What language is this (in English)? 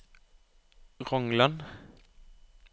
Norwegian